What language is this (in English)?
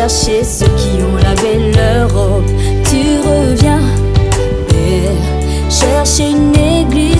Dutch